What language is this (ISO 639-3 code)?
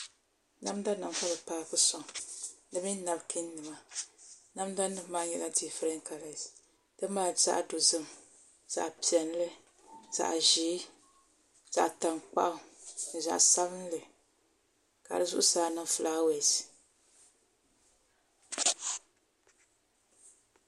dag